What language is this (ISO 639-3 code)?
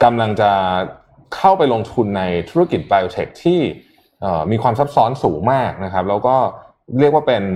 tha